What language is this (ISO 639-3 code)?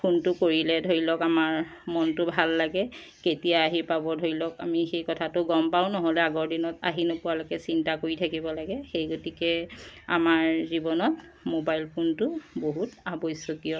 asm